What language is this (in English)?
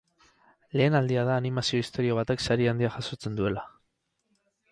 Basque